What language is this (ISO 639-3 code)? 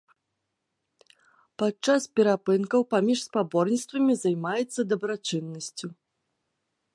bel